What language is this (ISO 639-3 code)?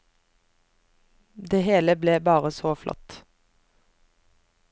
nor